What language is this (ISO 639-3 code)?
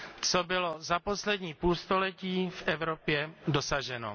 ces